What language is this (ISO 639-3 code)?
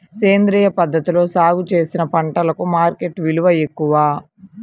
tel